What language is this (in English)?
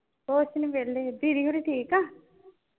Punjabi